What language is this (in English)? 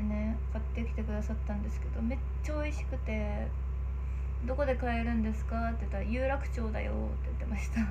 Japanese